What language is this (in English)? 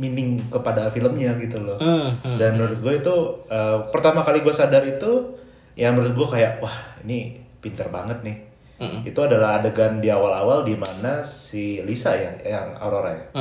Indonesian